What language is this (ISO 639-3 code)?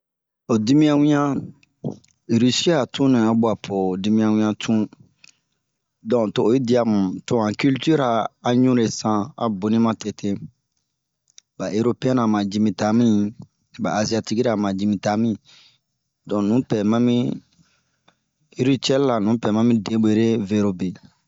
bmq